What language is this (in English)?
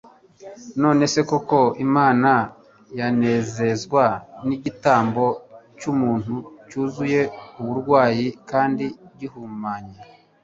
Kinyarwanda